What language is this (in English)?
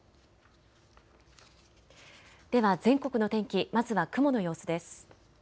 Japanese